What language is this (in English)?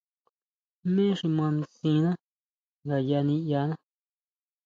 Huautla Mazatec